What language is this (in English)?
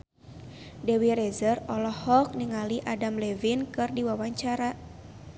Sundanese